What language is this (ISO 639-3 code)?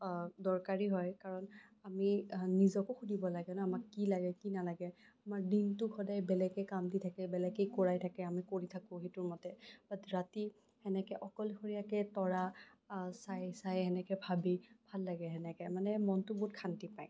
asm